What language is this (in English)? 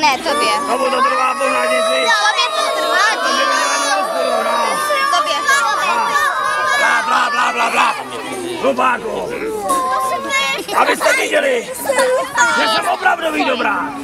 Czech